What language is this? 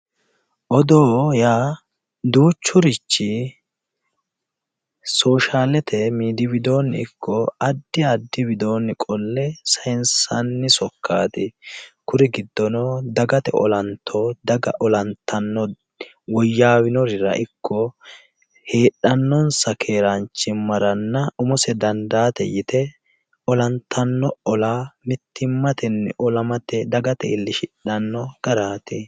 Sidamo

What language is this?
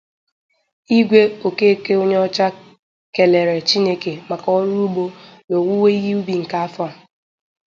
Igbo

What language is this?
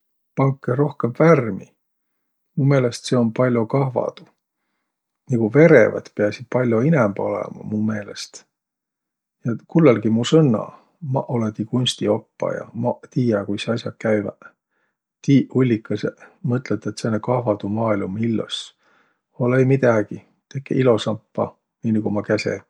Võro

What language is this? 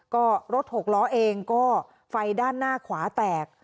Thai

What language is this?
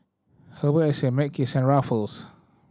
English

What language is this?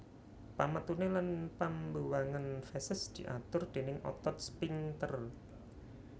Javanese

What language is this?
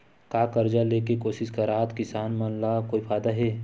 Chhattisgarhi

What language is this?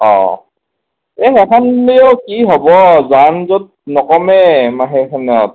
Assamese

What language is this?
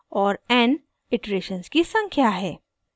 Hindi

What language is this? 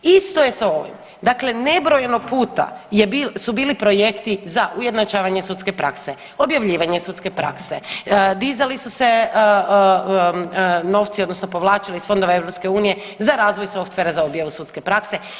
Croatian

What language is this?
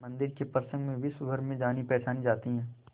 Hindi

